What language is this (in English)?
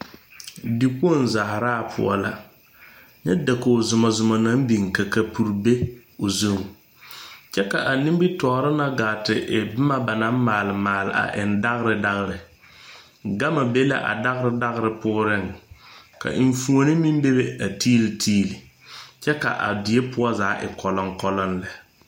Southern Dagaare